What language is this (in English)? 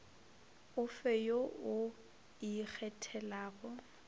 Northern Sotho